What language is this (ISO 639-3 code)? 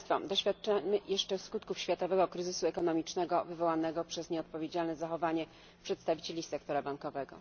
pol